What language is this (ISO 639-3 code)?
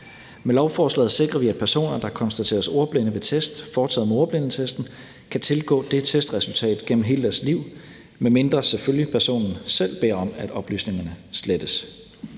dan